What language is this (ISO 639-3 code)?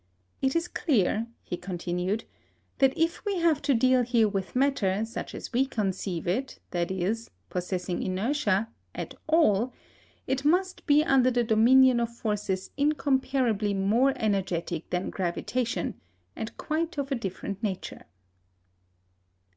eng